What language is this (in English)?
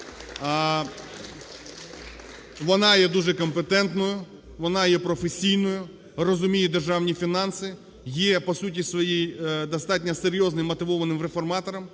Ukrainian